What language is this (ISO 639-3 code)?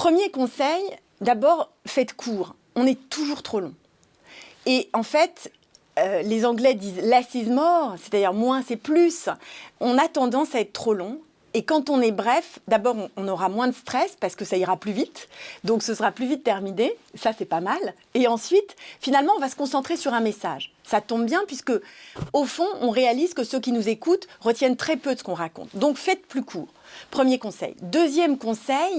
fra